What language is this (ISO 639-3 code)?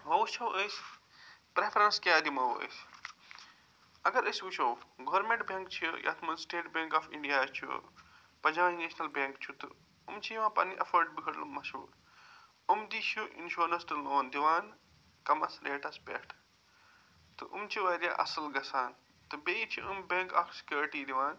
kas